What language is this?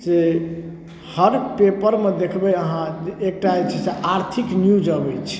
Maithili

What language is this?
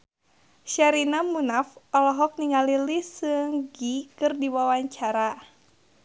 Sundanese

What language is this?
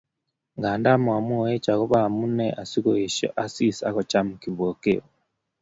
Kalenjin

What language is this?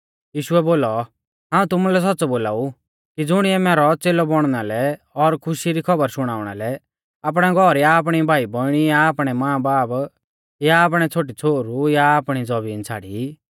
Mahasu Pahari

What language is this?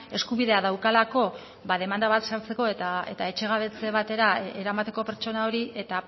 Basque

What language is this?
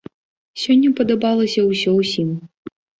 Belarusian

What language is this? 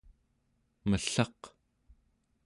Central Yupik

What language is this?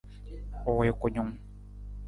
Nawdm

